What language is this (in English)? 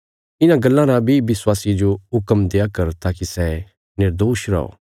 Bilaspuri